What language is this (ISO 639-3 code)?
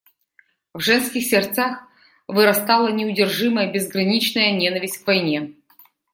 rus